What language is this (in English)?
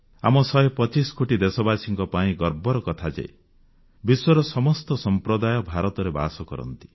Odia